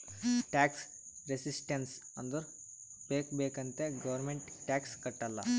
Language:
Kannada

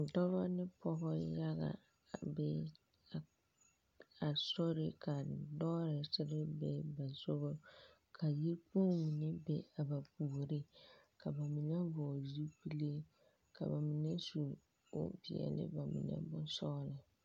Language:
Southern Dagaare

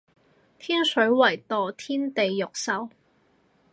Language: Cantonese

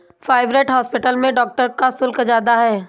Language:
Hindi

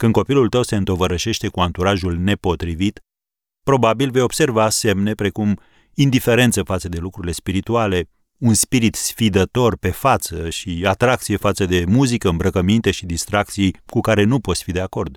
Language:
Romanian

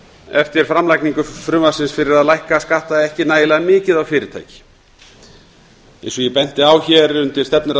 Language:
Icelandic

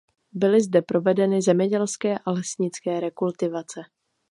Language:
Czech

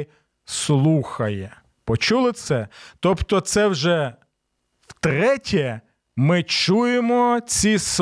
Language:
Ukrainian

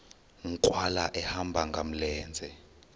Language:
Xhosa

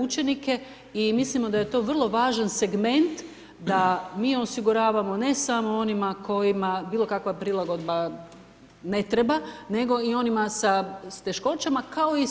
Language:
Croatian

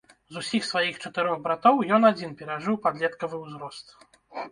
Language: Belarusian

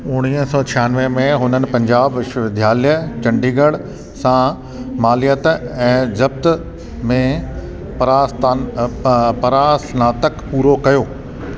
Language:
Sindhi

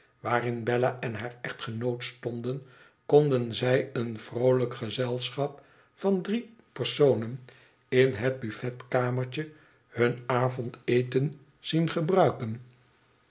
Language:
Dutch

